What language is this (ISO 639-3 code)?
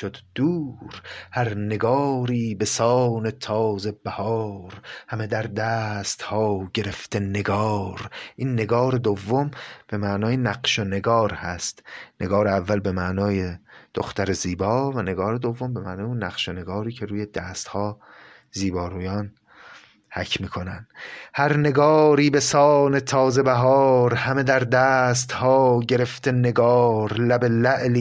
fas